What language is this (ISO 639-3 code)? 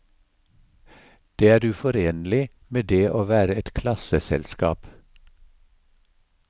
nor